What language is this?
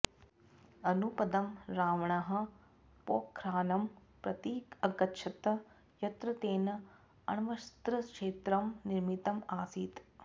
Sanskrit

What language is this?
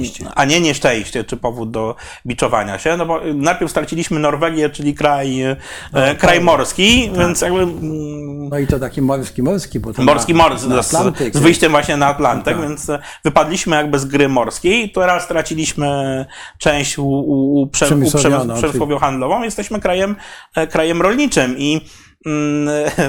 Polish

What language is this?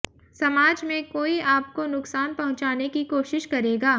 Hindi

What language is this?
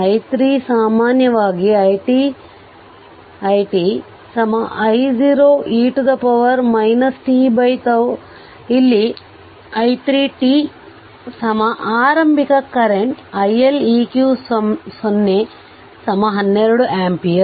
Kannada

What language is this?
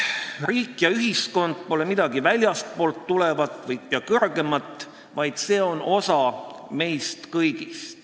Estonian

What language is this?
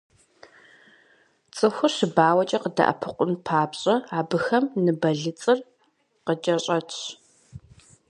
Kabardian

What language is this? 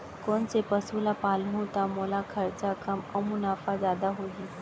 Chhattisgarhi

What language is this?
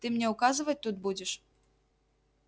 Russian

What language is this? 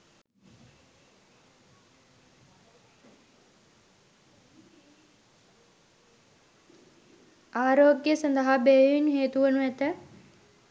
Sinhala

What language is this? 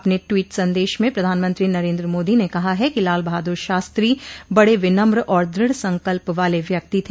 Hindi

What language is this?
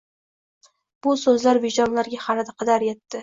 Uzbek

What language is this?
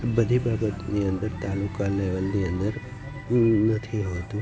Gujarati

